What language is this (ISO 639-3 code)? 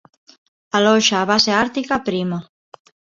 glg